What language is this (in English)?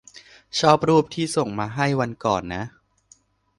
Thai